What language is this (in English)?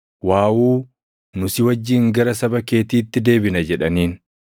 Oromo